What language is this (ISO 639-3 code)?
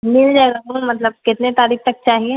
urd